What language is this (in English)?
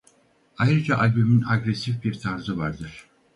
Turkish